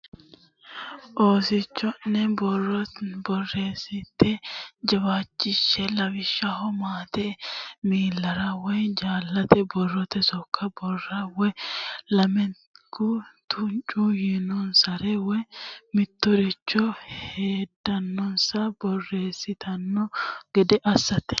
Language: Sidamo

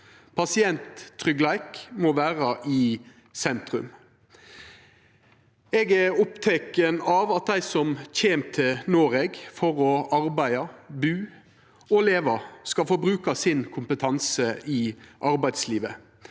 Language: Norwegian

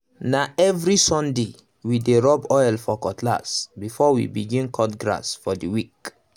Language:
Nigerian Pidgin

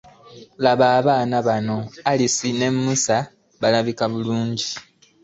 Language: Ganda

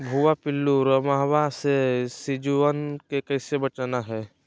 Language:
Magahi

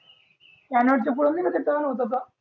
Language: Marathi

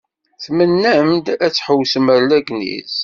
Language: Kabyle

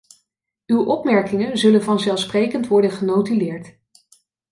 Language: Dutch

